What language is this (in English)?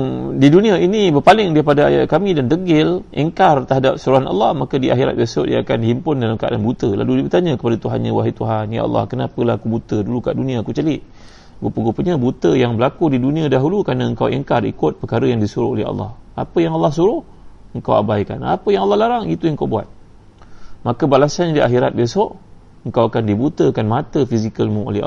Malay